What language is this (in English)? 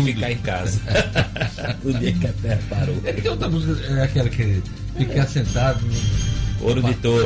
Portuguese